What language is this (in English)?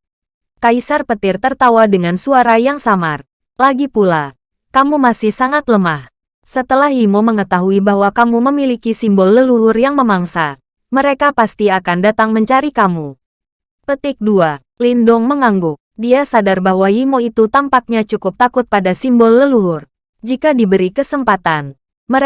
Indonesian